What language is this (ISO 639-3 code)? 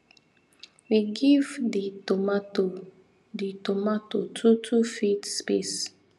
pcm